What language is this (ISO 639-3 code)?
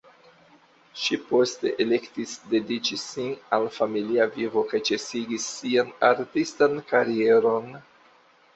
epo